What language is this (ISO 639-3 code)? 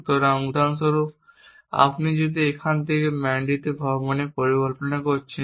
ben